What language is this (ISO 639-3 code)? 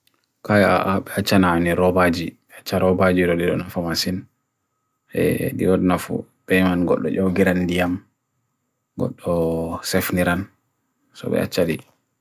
fui